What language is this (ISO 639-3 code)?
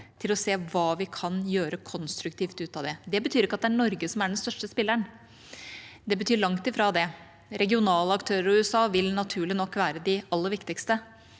nor